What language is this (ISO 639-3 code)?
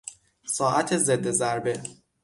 fas